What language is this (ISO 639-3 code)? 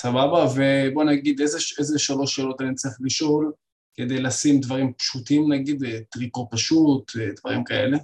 heb